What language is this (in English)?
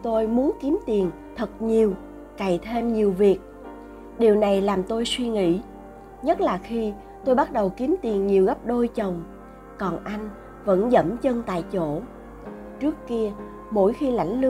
Vietnamese